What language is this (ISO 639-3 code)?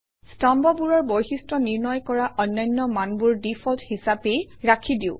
asm